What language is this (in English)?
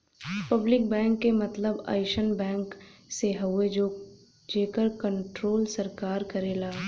Bhojpuri